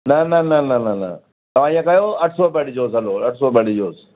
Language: Sindhi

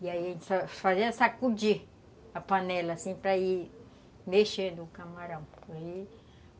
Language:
Portuguese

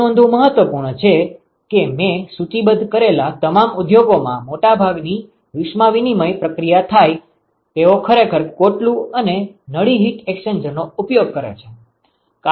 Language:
Gujarati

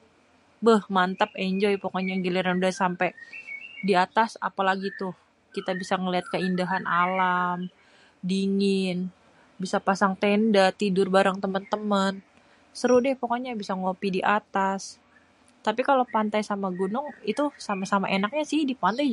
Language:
Betawi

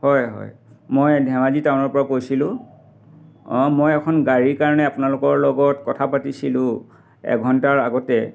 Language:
Assamese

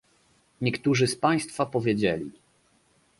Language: Polish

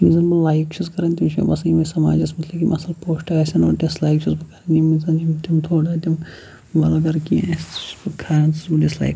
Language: Kashmiri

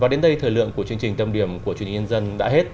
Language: Vietnamese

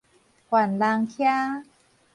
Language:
Min Nan Chinese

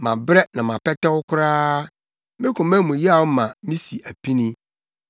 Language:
Akan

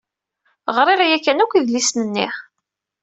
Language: Kabyle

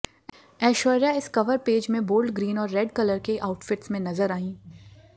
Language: Hindi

